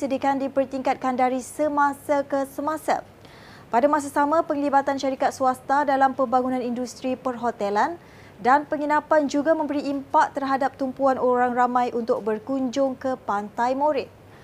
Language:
Malay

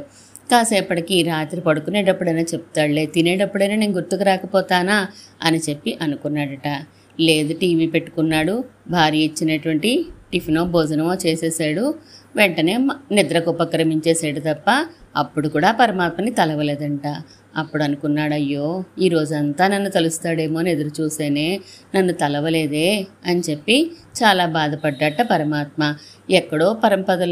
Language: Telugu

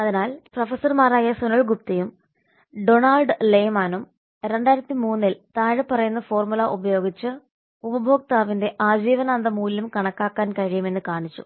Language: Malayalam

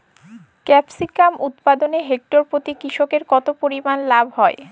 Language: Bangla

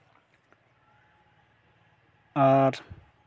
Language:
Santali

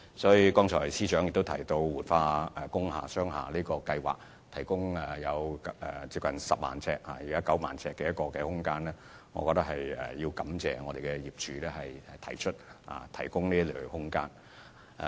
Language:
Cantonese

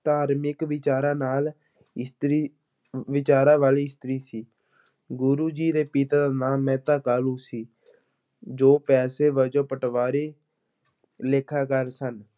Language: Punjabi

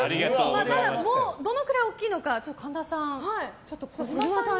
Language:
Japanese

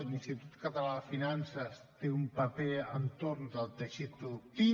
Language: Catalan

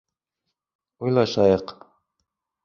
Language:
Bashkir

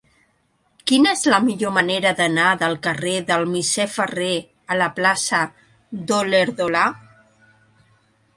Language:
Catalan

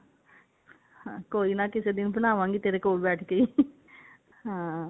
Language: Punjabi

